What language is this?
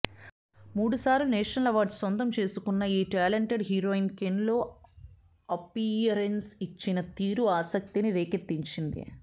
Telugu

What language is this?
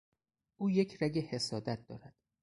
Persian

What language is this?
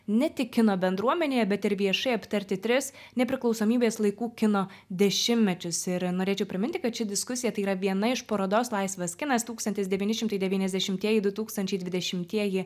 Lithuanian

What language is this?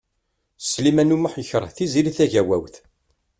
Kabyle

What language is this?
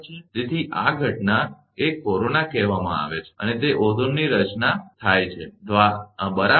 Gujarati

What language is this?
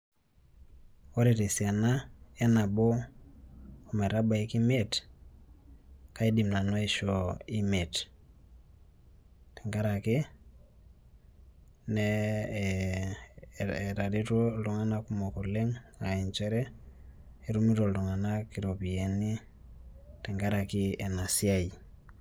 Masai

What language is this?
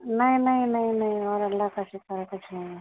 Urdu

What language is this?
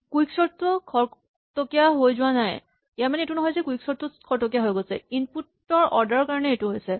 Assamese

